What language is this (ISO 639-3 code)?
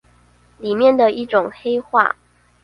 zho